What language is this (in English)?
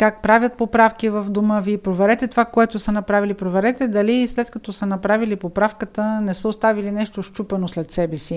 Bulgarian